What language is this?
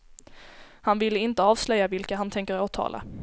Swedish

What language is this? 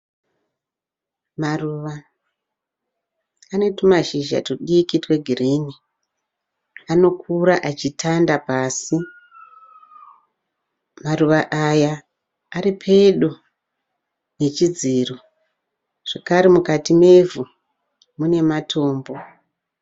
Shona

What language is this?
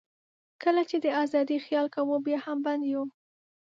Pashto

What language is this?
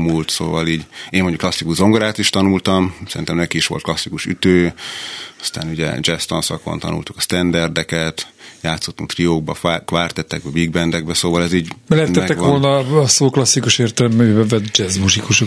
Hungarian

